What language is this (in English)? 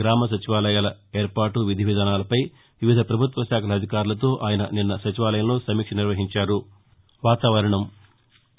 Telugu